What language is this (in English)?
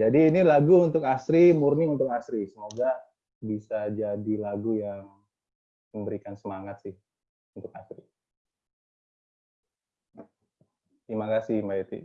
Indonesian